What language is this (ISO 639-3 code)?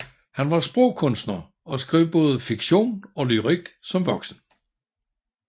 dan